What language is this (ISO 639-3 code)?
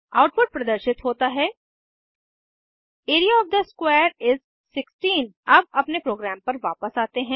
hin